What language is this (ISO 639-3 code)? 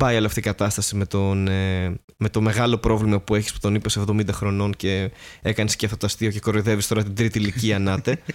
ell